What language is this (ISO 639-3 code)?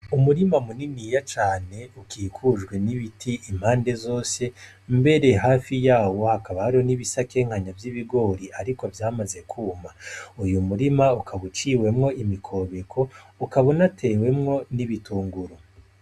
run